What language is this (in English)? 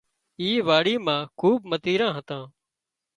Wadiyara Koli